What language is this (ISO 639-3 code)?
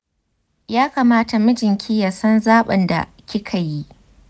hau